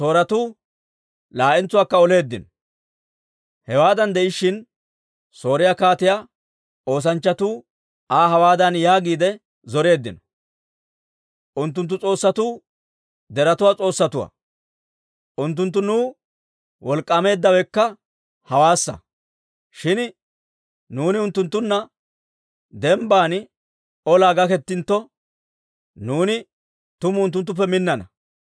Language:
Dawro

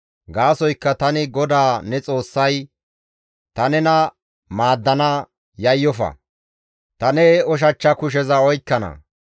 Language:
Gamo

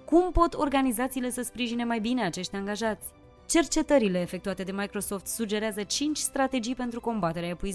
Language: Romanian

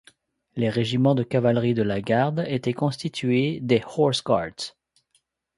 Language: French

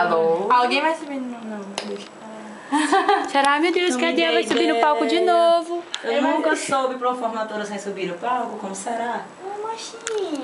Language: Portuguese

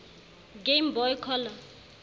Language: Southern Sotho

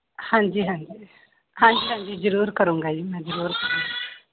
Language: Punjabi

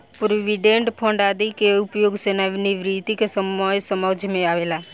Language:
Bhojpuri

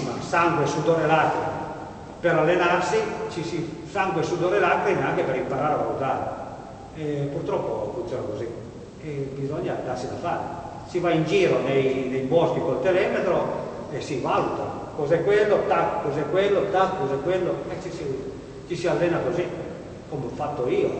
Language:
Italian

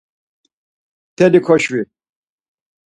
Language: Laz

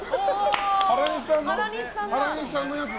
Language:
Japanese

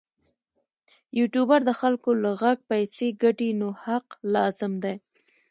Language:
Pashto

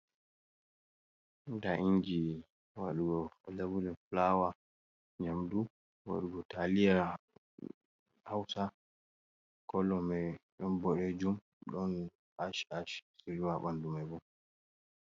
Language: Fula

